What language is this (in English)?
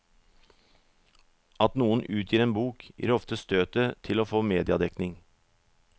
Norwegian